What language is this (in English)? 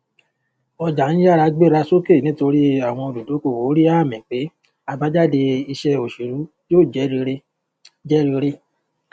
Yoruba